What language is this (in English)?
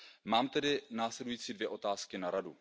Czech